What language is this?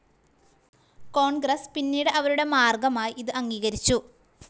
Malayalam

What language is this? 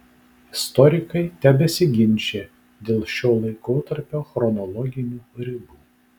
Lithuanian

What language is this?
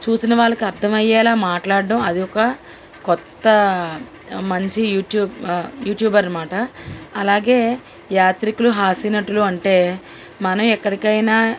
Telugu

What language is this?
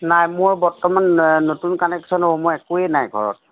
Assamese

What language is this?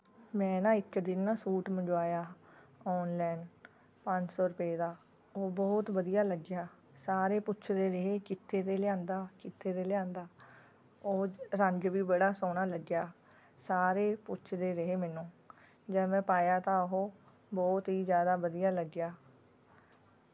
Punjabi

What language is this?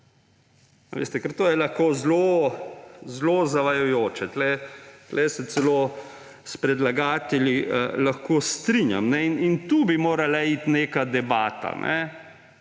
Slovenian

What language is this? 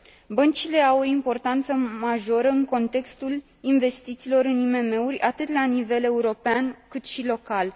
Romanian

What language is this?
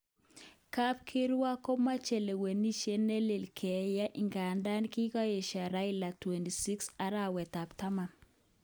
Kalenjin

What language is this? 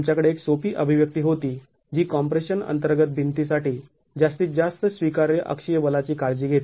Marathi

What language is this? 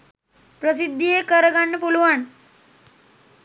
Sinhala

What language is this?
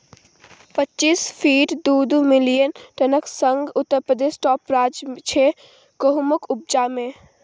Maithili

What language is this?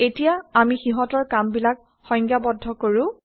Assamese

